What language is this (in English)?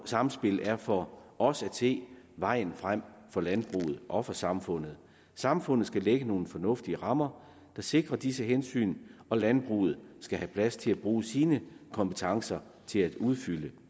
Danish